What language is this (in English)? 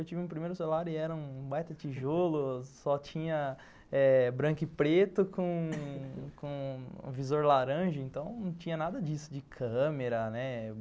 Portuguese